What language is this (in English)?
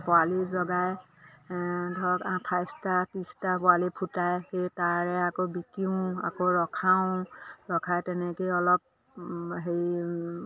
Assamese